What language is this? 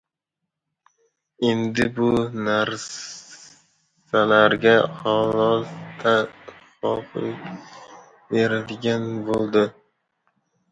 Uzbek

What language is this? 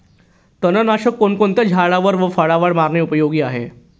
Marathi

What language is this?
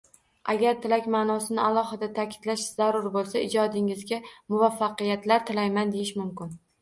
Uzbek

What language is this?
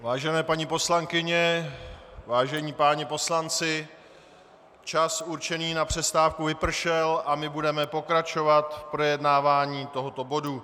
Czech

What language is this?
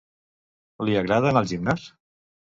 Catalan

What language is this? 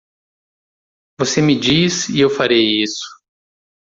Portuguese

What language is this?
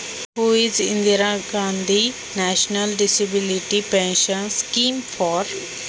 Marathi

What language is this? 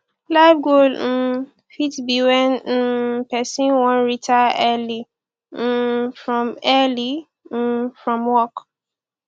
Nigerian Pidgin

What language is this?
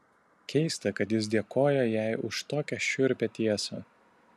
Lithuanian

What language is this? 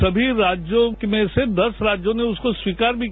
Hindi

